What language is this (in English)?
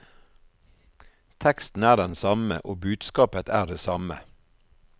Norwegian